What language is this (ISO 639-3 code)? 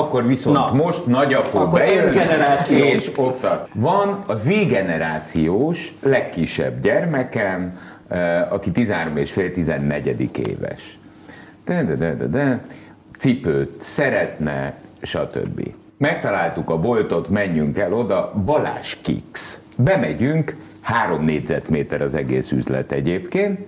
hun